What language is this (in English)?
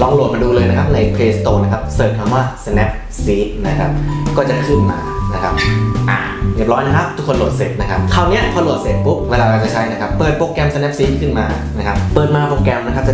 Thai